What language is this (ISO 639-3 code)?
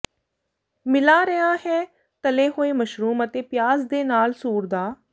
pan